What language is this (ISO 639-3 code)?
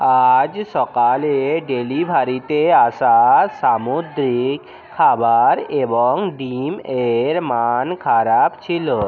ben